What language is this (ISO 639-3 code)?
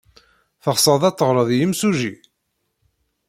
kab